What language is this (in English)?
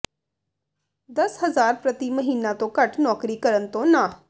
Punjabi